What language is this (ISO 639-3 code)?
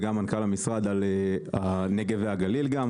heb